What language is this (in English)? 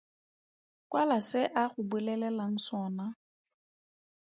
Tswana